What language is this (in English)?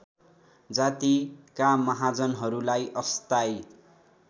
Nepali